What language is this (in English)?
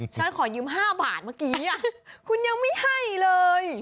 Thai